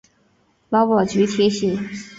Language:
Chinese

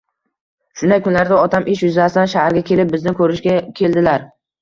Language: Uzbek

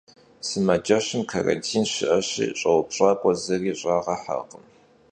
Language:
Kabardian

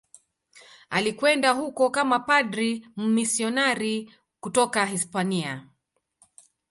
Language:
Swahili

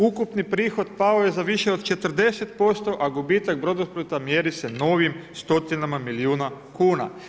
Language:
Croatian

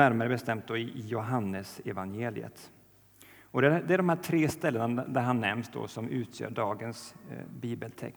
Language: Swedish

